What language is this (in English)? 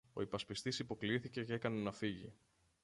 Greek